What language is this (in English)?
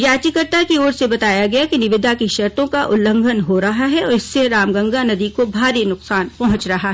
Hindi